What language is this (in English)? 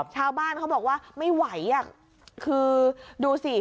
Thai